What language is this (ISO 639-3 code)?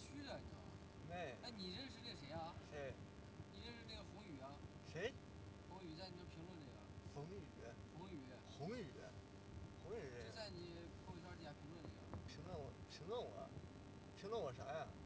zho